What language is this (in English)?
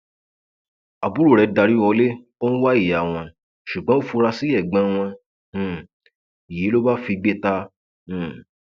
Yoruba